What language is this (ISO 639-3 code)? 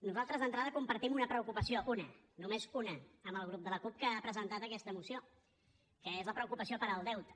cat